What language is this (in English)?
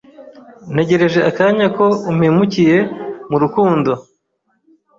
Kinyarwanda